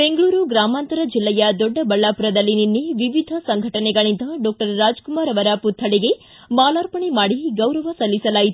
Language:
Kannada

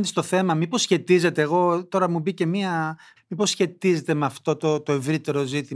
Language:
Greek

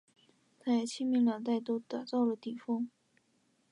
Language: Chinese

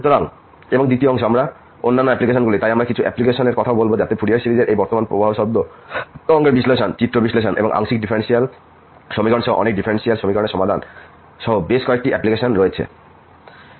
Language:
Bangla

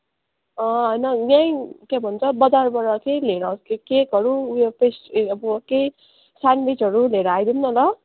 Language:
Nepali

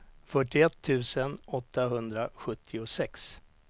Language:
Swedish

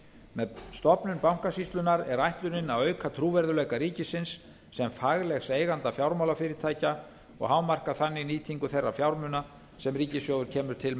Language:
Icelandic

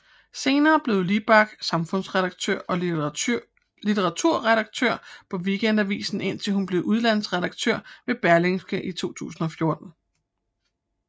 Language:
Danish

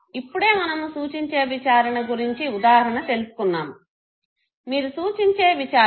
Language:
Telugu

